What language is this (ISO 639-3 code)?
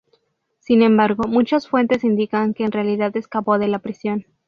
spa